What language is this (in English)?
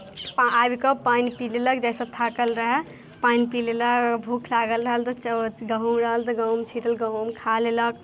Maithili